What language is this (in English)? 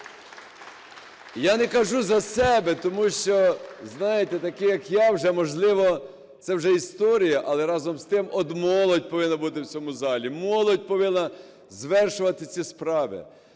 Ukrainian